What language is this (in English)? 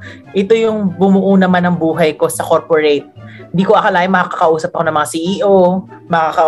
Filipino